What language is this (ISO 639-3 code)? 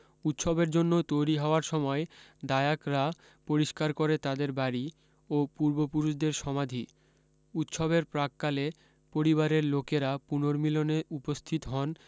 ben